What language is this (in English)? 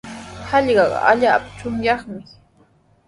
Sihuas Ancash Quechua